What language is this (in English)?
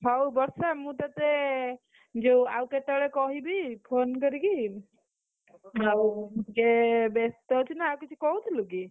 Odia